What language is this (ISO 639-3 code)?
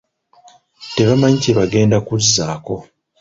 lug